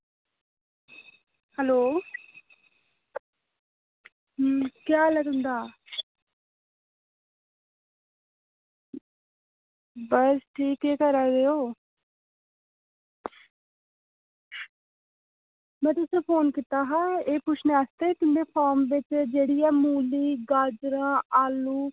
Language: Dogri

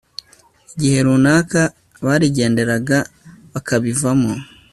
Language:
Kinyarwanda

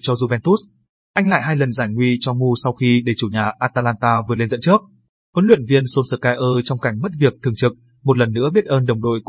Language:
Vietnamese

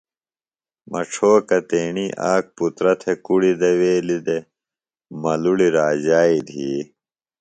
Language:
Phalura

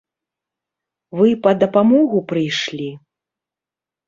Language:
Belarusian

